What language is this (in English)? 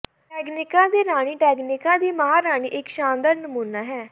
Punjabi